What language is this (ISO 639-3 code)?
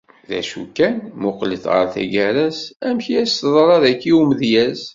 kab